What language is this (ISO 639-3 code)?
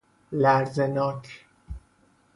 fas